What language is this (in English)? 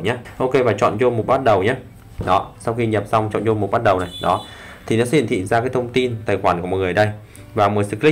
Vietnamese